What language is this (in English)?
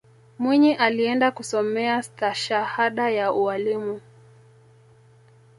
Swahili